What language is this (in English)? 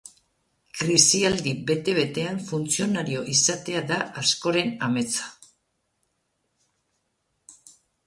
Basque